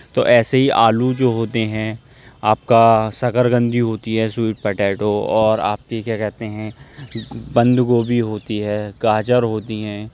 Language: Urdu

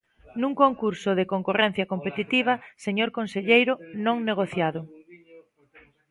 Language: Galician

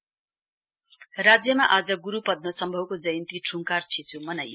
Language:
Nepali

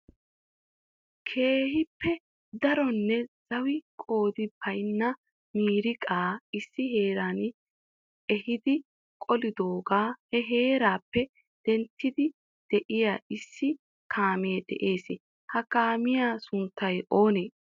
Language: Wolaytta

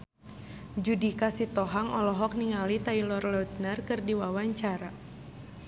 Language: Sundanese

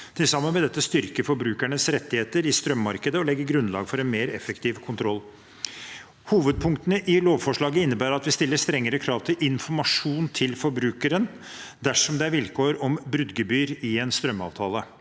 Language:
Norwegian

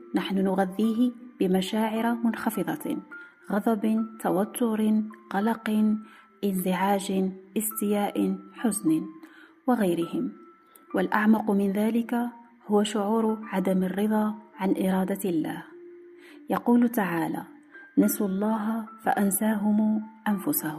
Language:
Arabic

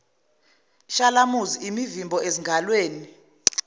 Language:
Zulu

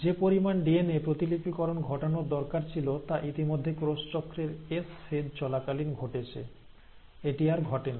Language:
Bangla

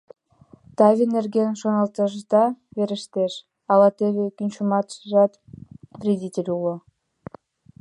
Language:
Mari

